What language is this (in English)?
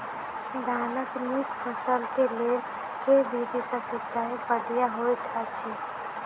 Maithili